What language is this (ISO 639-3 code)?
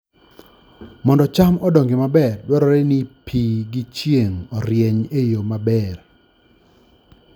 luo